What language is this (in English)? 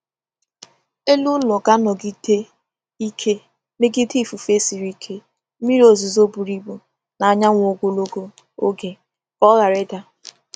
Igbo